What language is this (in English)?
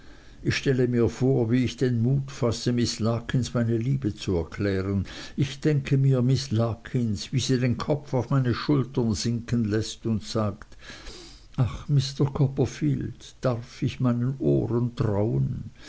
German